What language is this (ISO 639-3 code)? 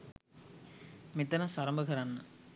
sin